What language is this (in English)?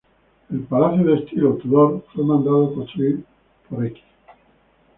Spanish